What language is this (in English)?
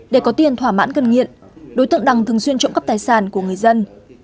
Vietnamese